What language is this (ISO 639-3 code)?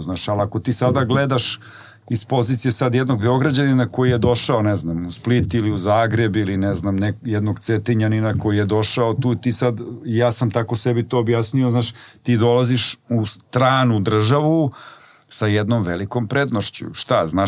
hrv